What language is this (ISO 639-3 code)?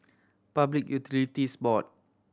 eng